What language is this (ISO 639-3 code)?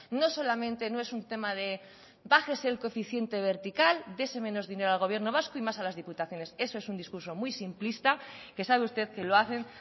spa